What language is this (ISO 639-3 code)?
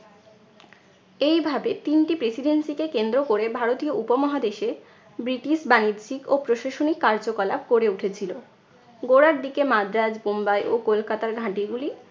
ben